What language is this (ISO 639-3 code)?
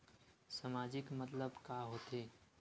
hne